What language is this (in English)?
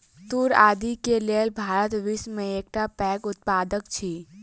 Maithili